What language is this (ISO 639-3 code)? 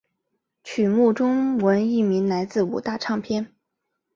zho